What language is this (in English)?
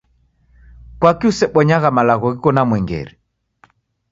Taita